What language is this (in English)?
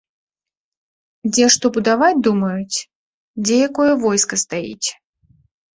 Belarusian